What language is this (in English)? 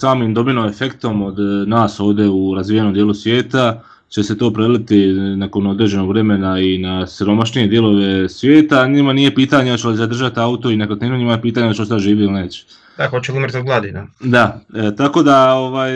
Croatian